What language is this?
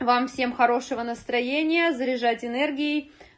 Russian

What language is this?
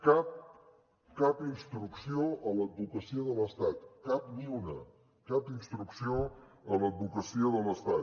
Catalan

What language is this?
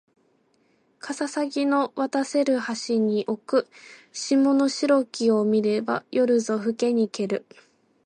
Japanese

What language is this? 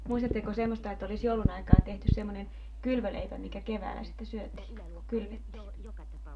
Finnish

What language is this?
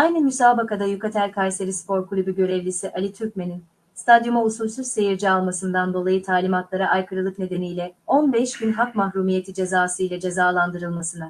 Turkish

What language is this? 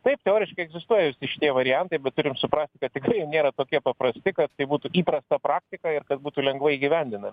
Lithuanian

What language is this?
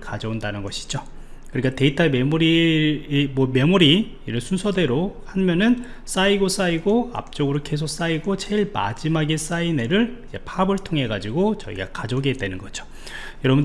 Korean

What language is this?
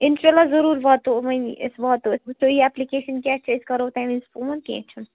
Kashmiri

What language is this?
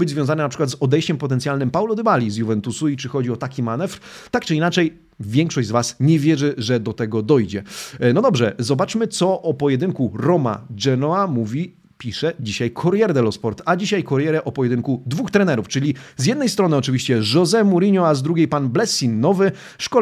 Polish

